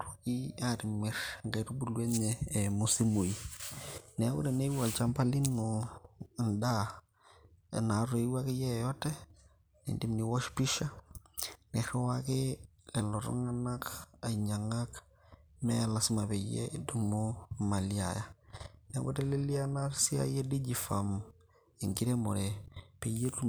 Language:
Masai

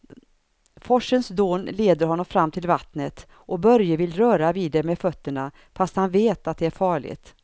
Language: Swedish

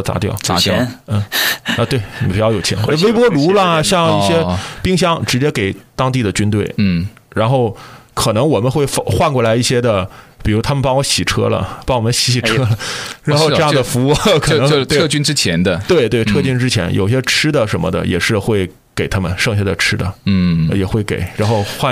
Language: Chinese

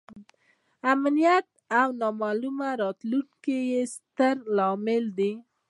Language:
Pashto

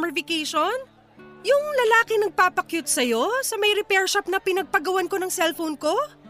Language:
Filipino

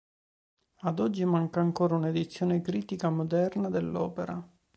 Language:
Italian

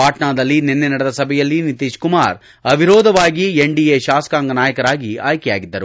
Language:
Kannada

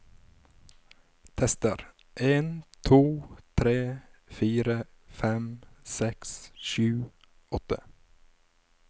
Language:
Norwegian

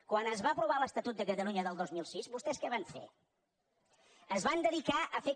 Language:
Catalan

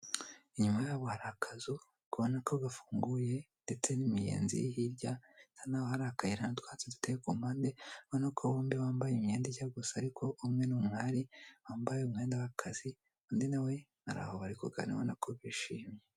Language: Kinyarwanda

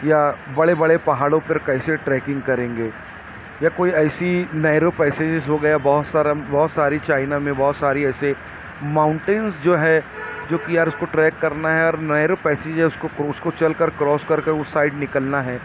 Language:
Urdu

